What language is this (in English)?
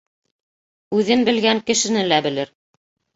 Bashkir